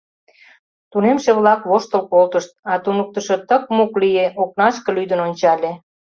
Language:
Mari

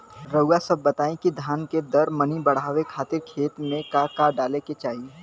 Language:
Bhojpuri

